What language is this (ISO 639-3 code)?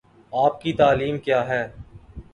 urd